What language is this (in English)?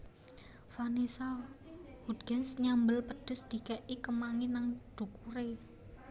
Javanese